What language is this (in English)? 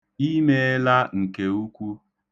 Igbo